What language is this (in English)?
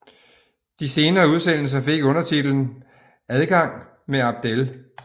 Danish